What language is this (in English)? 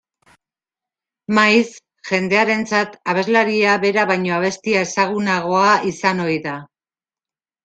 Basque